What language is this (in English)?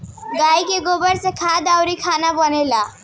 Bhojpuri